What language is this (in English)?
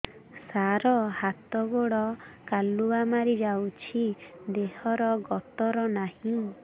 Odia